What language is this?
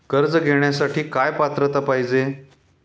Marathi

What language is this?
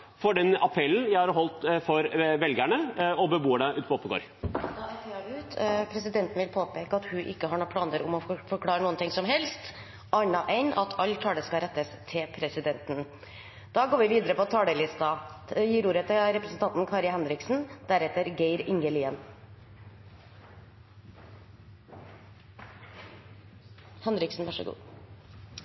Norwegian Bokmål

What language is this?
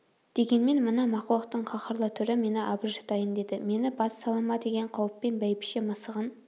Kazakh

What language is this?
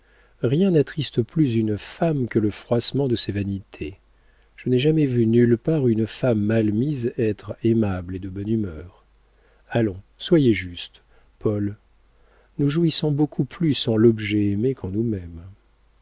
French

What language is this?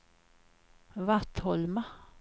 Swedish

